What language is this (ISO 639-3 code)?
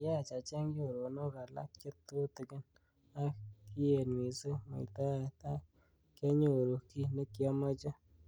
kln